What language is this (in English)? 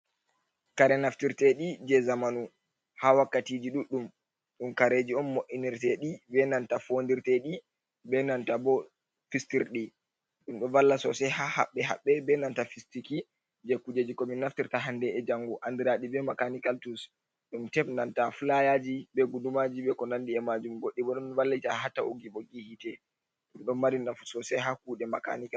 Fula